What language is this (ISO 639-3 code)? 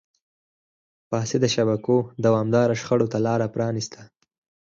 pus